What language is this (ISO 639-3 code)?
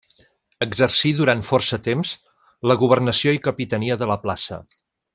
cat